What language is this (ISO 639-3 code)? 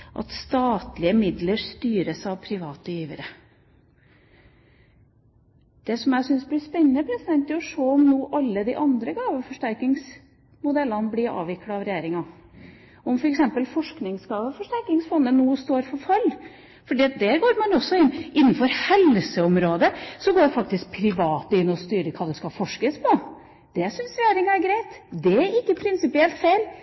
nob